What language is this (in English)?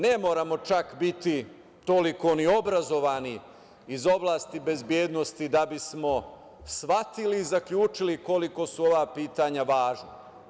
Serbian